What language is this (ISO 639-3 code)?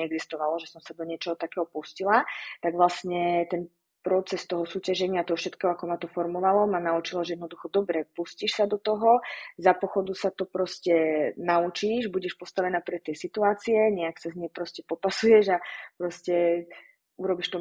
slk